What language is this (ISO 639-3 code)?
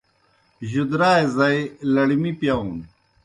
plk